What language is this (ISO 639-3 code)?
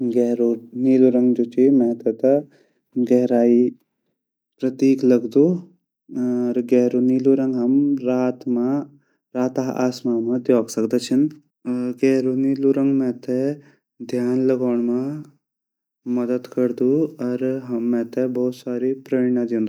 gbm